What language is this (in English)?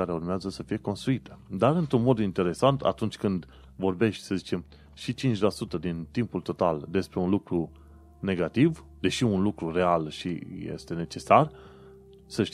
Romanian